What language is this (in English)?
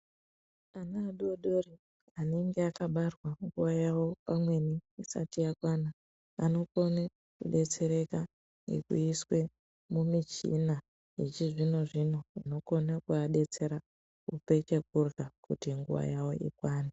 Ndau